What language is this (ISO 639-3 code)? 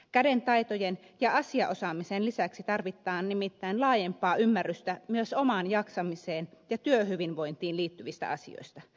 fin